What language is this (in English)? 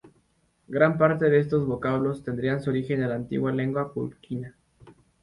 Spanish